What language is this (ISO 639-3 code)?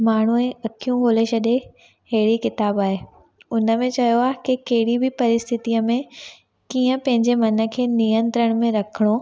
snd